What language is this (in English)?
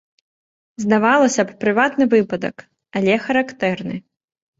Belarusian